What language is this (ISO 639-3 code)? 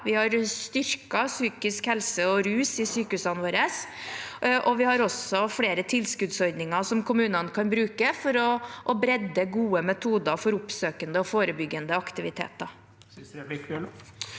nor